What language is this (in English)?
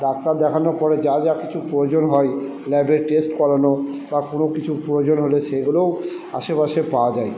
Bangla